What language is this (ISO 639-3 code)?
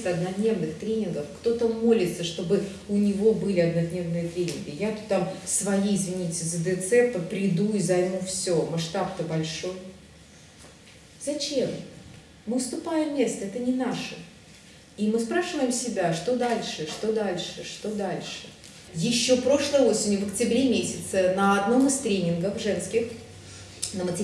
rus